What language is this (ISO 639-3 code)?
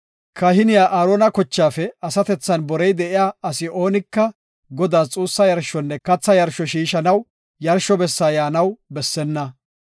gof